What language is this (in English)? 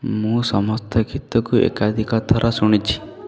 Odia